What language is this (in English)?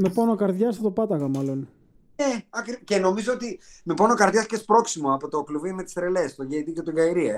Greek